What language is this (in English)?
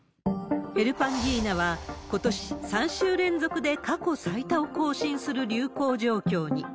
Japanese